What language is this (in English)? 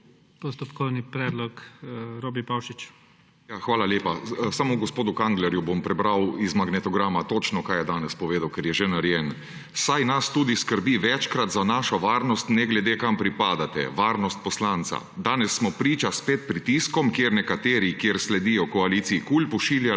Slovenian